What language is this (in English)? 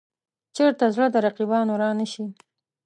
Pashto